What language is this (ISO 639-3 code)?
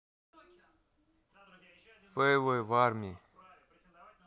rus